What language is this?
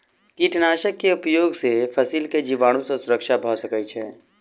Maithili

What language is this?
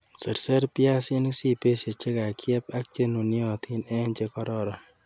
Kalenjin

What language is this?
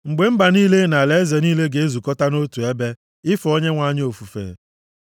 Igbo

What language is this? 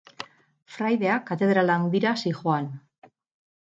Basque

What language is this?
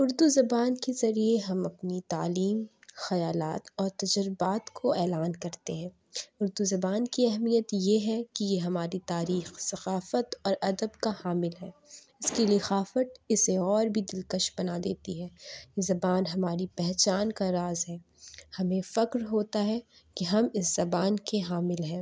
Urdu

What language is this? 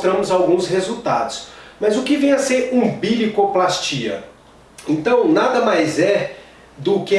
Portuguese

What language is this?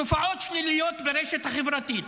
Hebrew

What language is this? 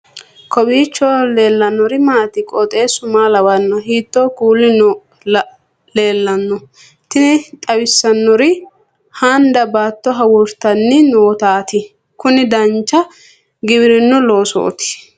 Sidamo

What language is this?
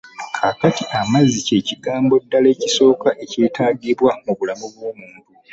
Ganda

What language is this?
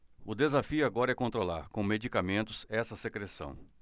Portuguese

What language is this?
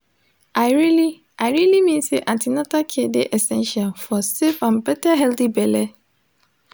Nigerian Pidgin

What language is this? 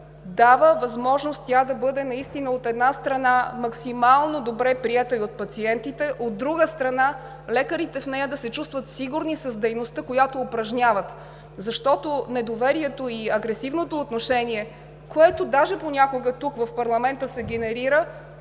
Bulgarian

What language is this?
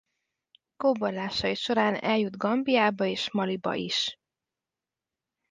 Hungarian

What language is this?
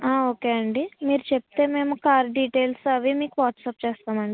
Telugu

